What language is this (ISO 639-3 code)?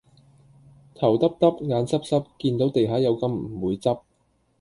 yue